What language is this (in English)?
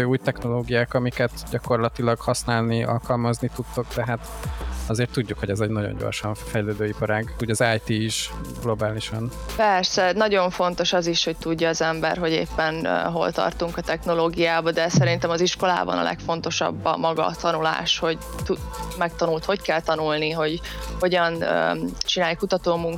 Hungarian